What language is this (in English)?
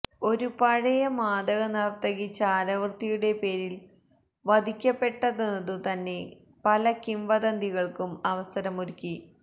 Malayalam